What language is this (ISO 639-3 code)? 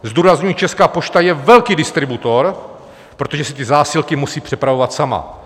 ces